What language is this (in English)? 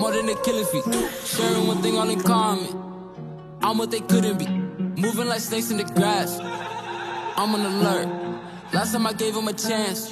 English